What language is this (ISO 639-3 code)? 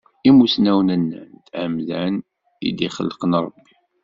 kab